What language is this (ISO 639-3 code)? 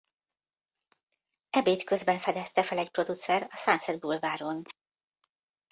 hun